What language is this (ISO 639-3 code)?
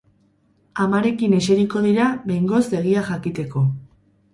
eus